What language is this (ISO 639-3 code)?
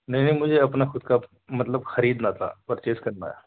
urd